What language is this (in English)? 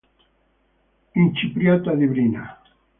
Italian